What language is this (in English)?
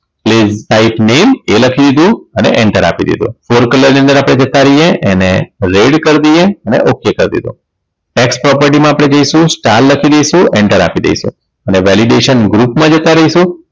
Gujarati